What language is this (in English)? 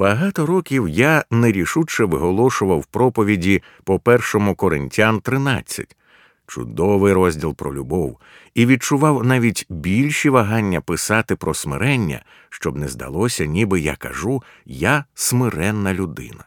Ukrainian